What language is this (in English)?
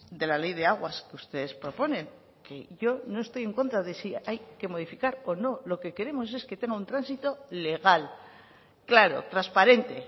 Spanish